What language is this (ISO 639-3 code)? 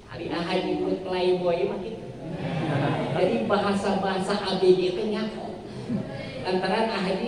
ind